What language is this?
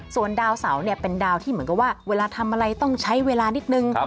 Thai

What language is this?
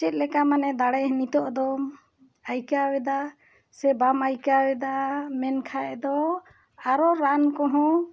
Santali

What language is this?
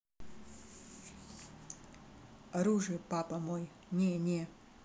Russian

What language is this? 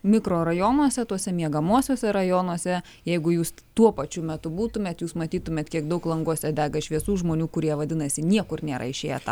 Lithuanian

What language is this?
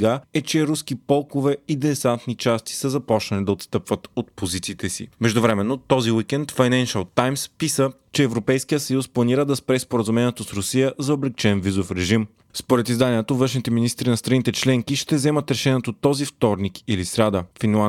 Bulgarian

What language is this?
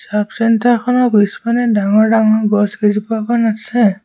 Assamese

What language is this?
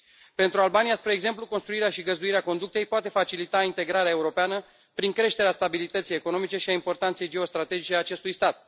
Romanian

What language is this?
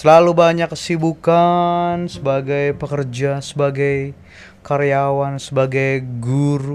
Indonesian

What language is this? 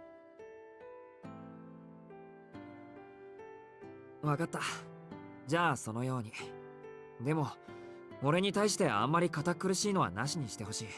Japanese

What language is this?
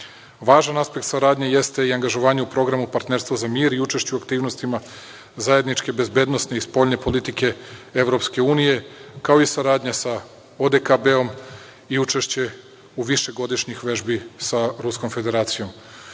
Serbian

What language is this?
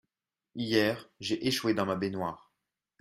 French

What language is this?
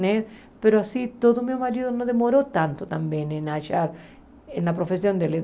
Portuguese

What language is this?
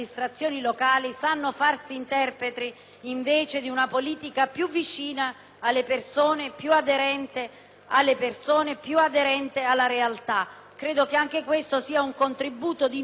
Italian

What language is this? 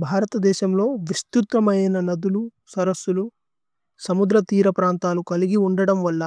Tulu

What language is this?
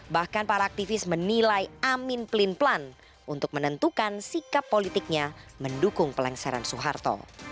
Indonesian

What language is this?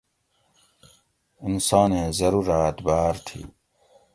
Gawri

